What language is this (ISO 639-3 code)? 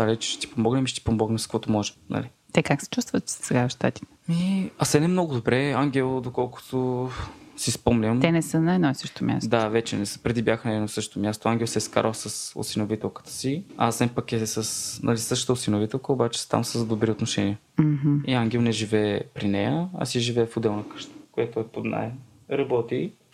bul